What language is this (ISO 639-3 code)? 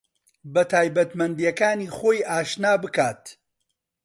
ckb